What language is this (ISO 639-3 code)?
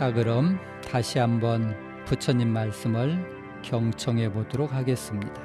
kor